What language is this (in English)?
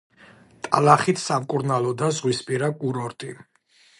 Georgian